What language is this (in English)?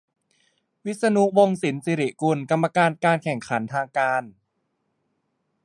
Thai